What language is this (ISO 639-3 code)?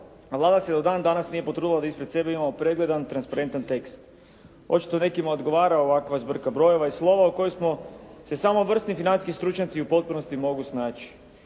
hrv